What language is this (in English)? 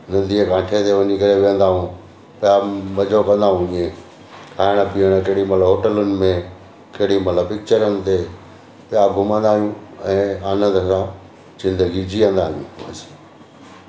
Sindhi